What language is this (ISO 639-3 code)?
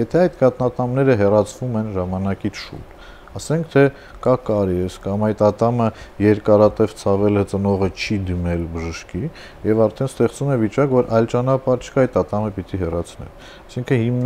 ron